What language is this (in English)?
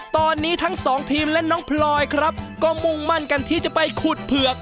Thai